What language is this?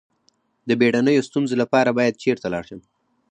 Pashto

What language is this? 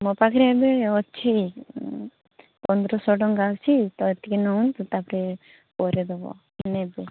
Odia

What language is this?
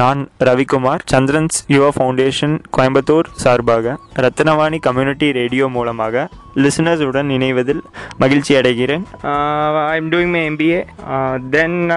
Tamil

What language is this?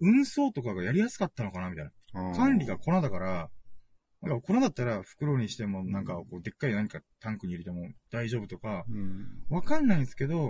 Japanese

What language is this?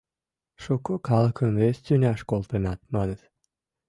Mari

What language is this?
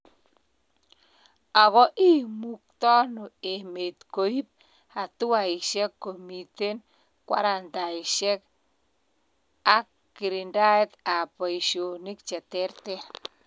Kalenjin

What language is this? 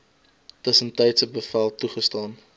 Afrikaans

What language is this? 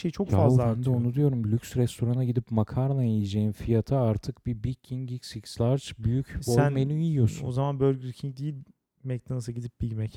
Turkish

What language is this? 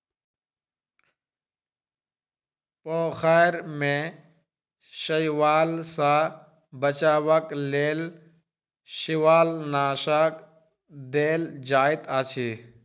Maithili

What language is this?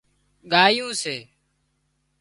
Wadiyara Koli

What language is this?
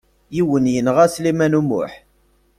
Kabyle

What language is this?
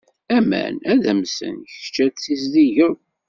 Kabyle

